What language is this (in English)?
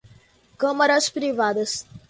Portuguese